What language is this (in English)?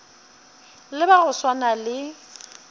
Northern Sotho